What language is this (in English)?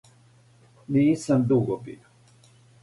Serbian